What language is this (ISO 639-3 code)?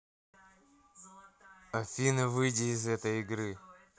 rus